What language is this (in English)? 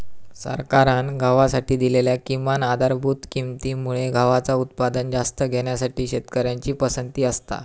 Marathi